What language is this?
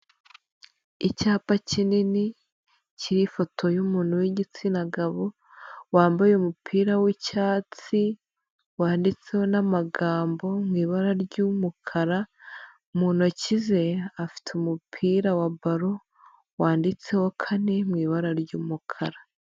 Kinyarwanda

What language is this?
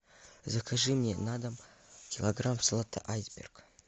Russian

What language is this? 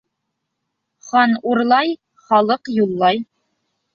Bashkir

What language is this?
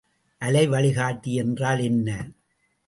Tamil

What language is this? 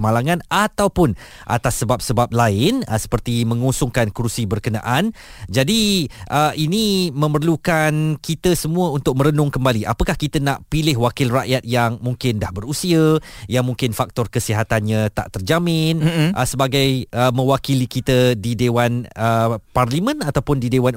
Malay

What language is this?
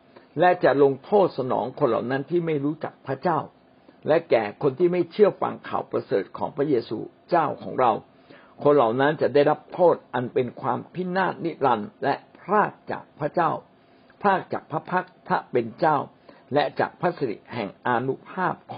Thai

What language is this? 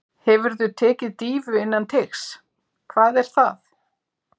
Icelandic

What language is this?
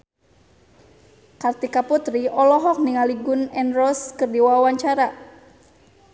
Sundanese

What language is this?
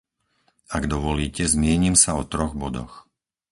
Slovak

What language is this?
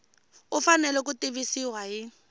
Tsonga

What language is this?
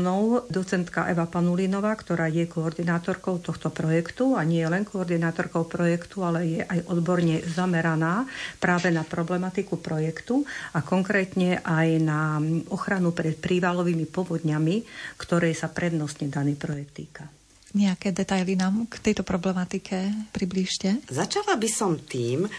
Slovak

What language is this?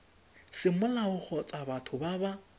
Tswana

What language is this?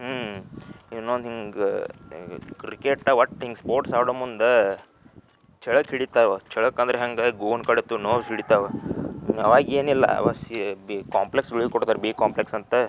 Kannada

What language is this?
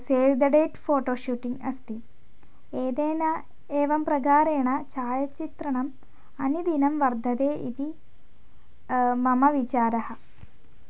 Sanskrit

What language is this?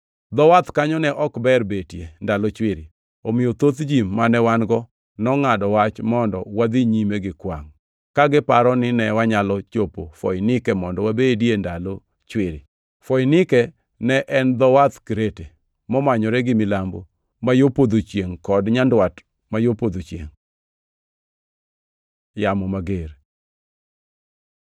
Luo (Kenya and Tanzania)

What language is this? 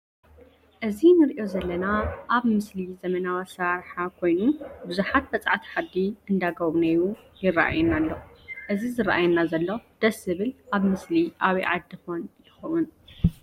Tigrinya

